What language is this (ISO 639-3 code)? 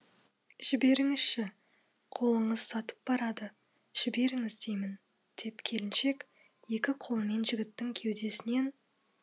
kaz